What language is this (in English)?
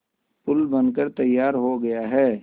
Hindi